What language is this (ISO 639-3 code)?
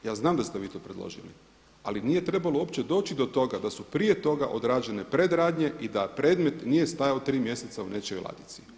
hrv